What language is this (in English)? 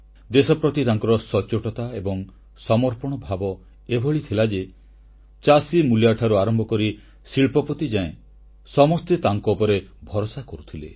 Odia